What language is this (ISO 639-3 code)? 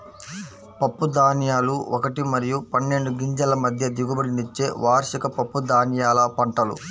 tel